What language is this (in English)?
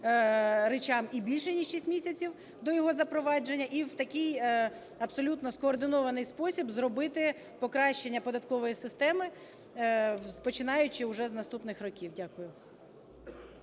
Ukrainian